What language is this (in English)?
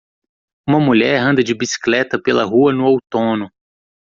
Portuguese